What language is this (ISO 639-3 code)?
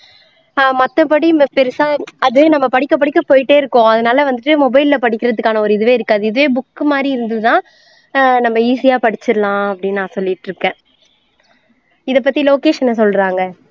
tam